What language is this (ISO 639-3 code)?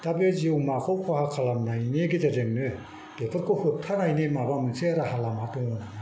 brx